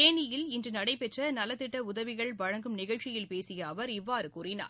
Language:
Tamil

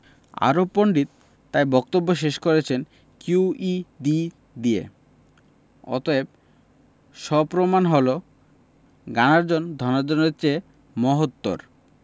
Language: Bangla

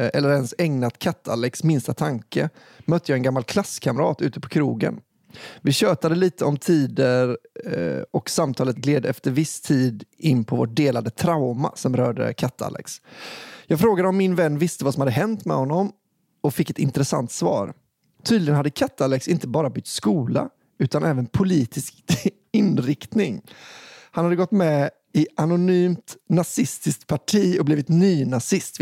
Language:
Swedish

